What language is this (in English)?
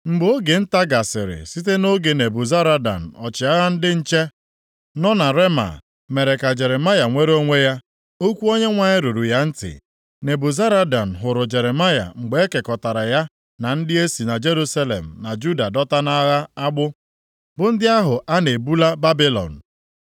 Igbo